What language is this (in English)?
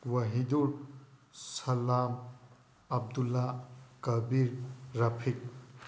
Manipuri